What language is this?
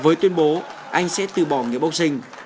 Vietnamese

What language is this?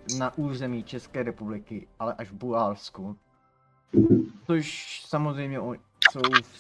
Czech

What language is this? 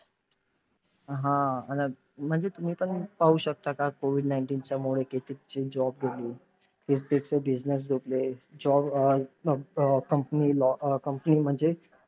Marathi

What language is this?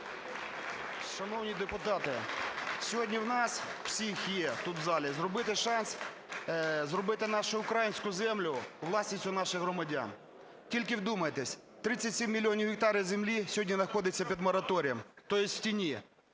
Ukrainian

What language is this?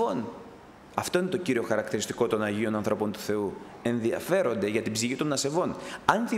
Greek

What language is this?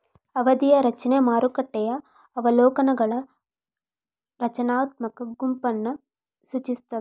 Kannada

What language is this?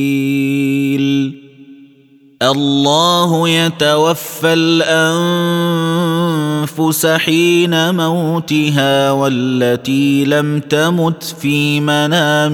Arabic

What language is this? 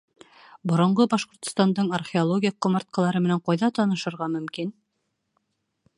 Bashkir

